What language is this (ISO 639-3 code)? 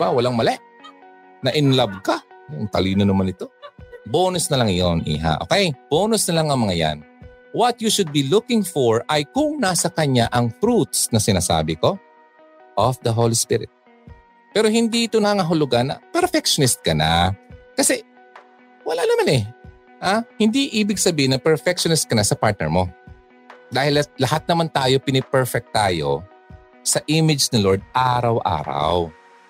fil